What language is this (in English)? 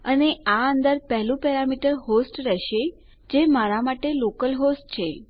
Gujarati